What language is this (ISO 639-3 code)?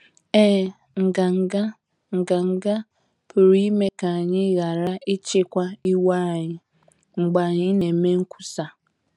ibo